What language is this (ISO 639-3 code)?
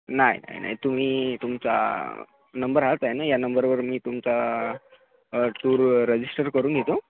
mar